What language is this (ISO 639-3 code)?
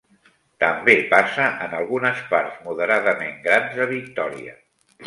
cat